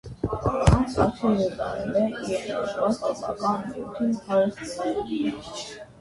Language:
Armenian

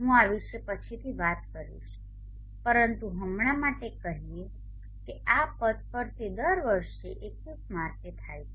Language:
Gujarati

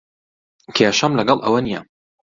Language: Central Kurdish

